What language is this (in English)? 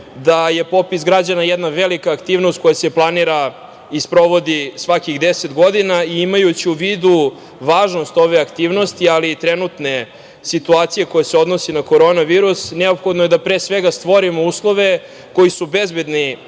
Serbian